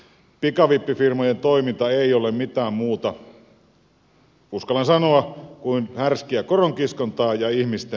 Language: Finnish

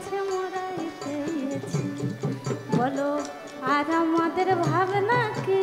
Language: Thai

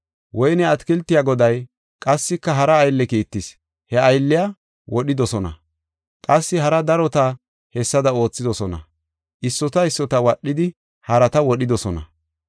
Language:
Gofa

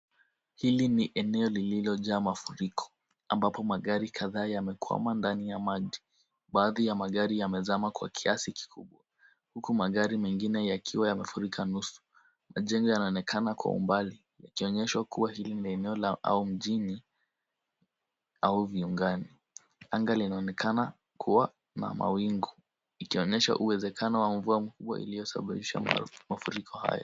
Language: Swahili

